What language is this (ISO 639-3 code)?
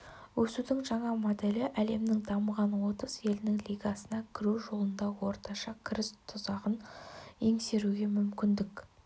kaz